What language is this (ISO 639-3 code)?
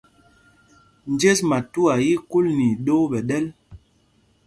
mgg